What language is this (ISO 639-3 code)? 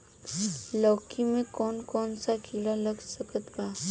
bho